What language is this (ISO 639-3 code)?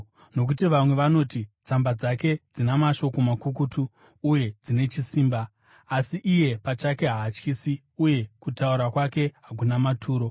sna